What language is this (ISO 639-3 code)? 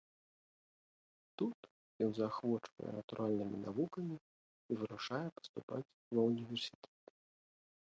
bel